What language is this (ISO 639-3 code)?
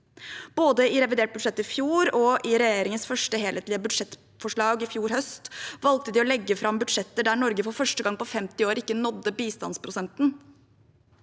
nor